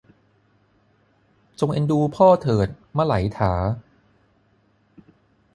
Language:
Thai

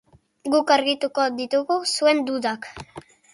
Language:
Basque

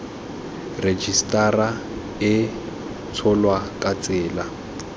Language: Tswana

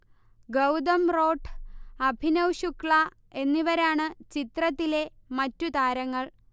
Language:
Malayalam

